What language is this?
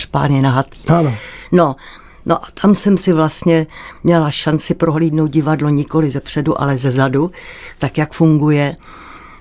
Czech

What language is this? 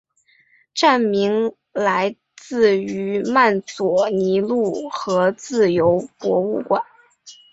Chinese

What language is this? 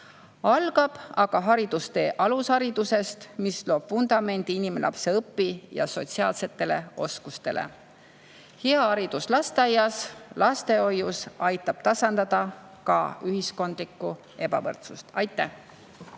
Estonian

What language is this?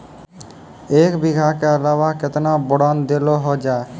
Maithili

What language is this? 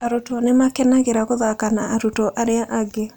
Kikuyu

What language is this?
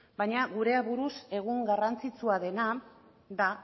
Basque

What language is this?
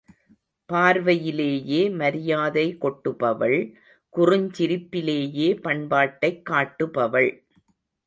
Tamil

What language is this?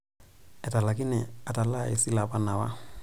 Masai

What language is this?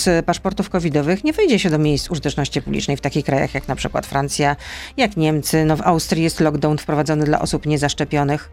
Polish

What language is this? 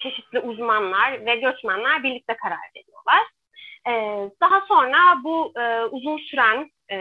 Turkish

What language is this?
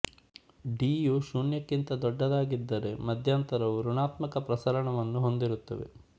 Kannada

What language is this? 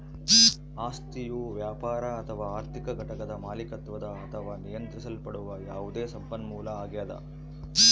Kannada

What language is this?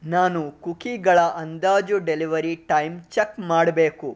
Kannada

